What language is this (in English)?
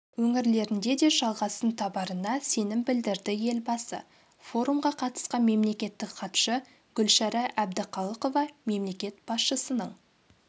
Kazakh